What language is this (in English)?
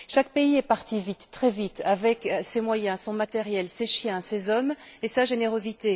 French